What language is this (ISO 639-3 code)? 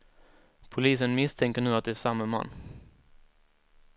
swe